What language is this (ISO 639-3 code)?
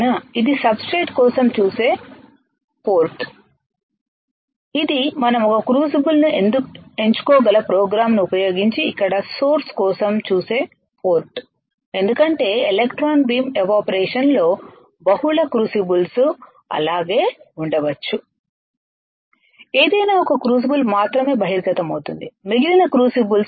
tel